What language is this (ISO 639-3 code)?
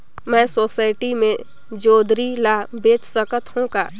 hne